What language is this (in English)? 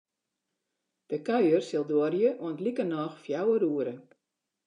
Western Frisian